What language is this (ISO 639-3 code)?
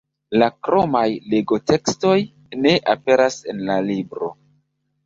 epo